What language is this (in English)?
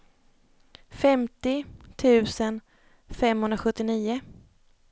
Swedish